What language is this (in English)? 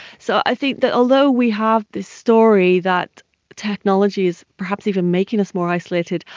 English